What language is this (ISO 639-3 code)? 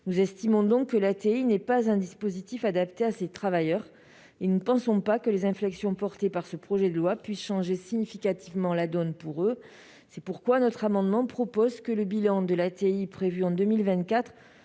fra